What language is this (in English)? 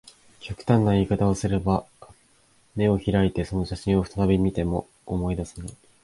Japanese